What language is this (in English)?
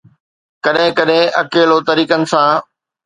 Sindhi